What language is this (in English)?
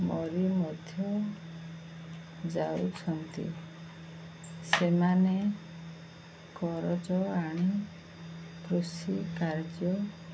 Odia